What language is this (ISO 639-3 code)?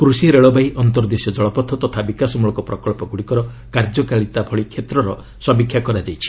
ori